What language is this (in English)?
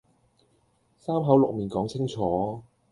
Cantonese